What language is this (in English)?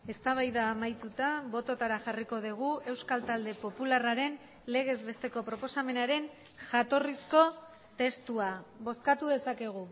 Basque